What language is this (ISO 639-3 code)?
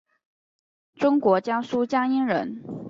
zho